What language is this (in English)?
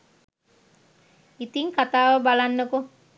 Sinhala